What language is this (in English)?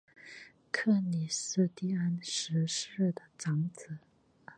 Chinese